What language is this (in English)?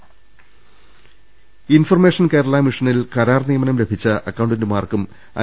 Malayalam